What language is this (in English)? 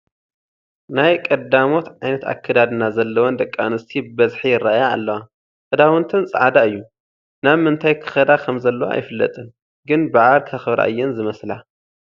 Tigrinya